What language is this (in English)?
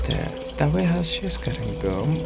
Kashmiri